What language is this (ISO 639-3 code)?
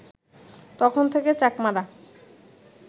ben